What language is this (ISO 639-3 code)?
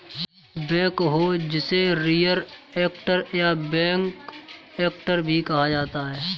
hin